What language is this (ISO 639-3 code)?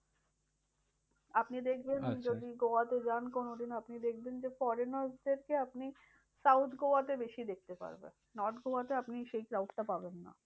ben